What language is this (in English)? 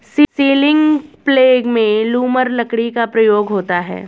Hindi